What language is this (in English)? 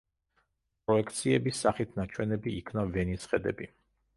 Georgian